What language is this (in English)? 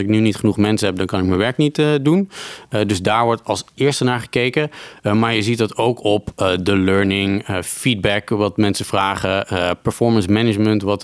Dutch